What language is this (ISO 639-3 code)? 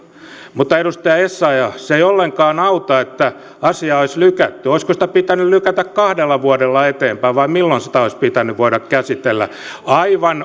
fin